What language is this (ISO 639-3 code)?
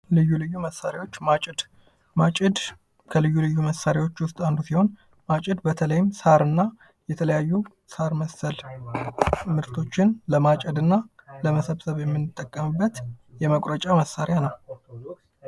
amh